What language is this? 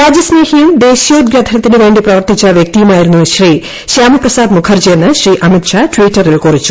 Malayalam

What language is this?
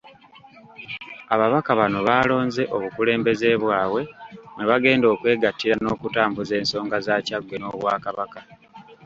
Ganda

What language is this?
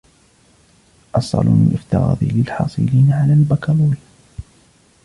Arabic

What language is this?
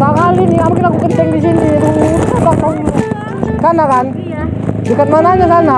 Indonesian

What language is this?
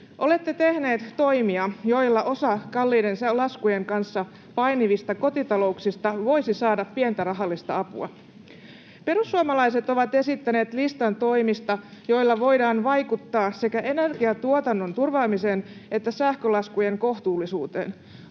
Finnish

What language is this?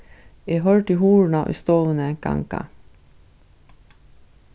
Faroese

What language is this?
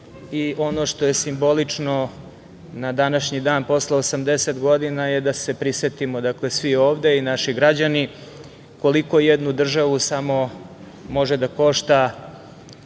Serbian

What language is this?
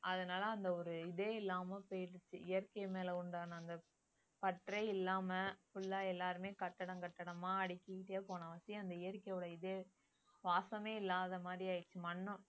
Tamil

